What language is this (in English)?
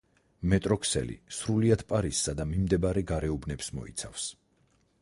Georgian